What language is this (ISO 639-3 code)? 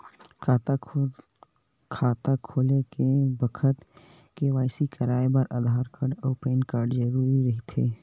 hne